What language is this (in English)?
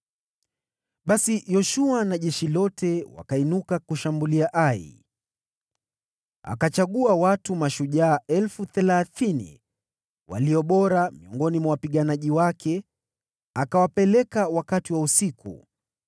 Swahili